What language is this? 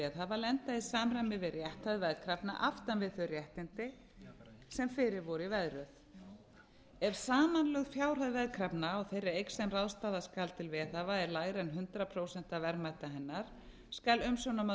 Icelandic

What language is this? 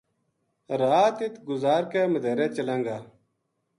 Gujari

